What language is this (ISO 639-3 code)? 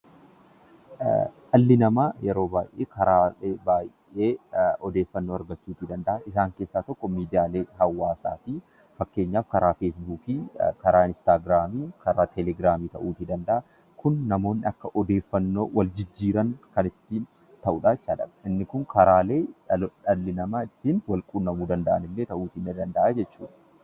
orm